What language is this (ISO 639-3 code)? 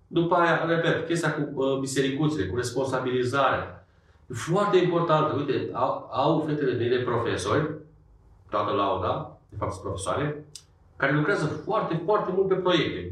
ron